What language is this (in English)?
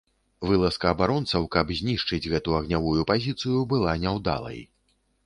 Belarusian